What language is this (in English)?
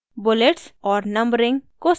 Hindi